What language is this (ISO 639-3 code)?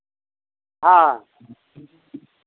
mai